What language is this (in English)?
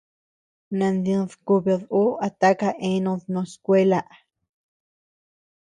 Tepeuxila Cuicatec